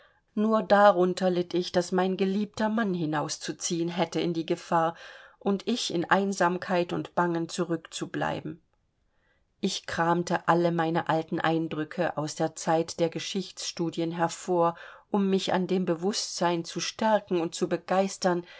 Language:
German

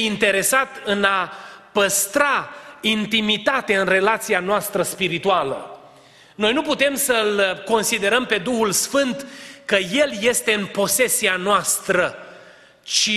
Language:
Romanian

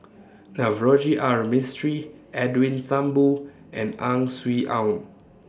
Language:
English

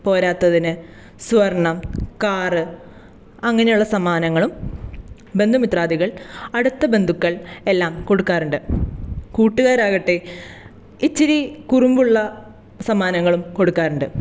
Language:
Malayalam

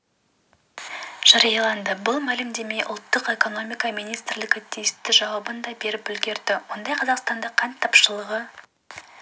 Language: Kazakh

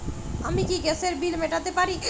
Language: Bangla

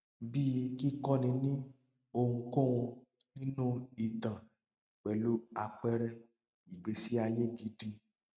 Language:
Yoruba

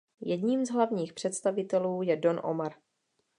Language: Czech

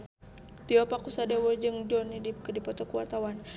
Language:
Sundanese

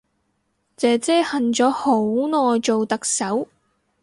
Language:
Cantonese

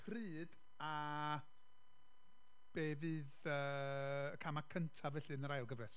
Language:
Welsh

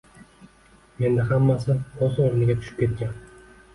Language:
Uzbek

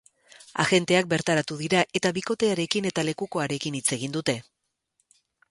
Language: Basque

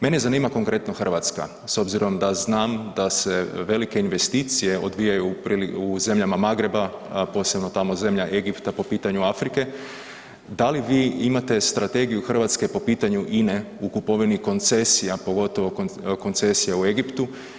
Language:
Croatian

